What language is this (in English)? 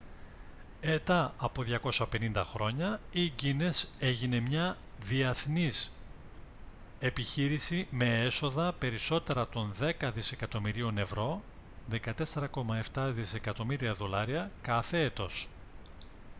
Greek